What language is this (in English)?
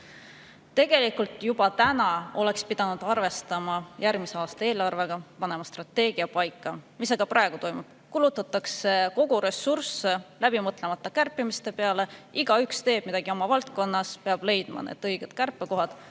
Estonian